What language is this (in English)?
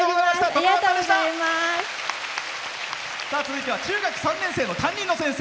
Japanese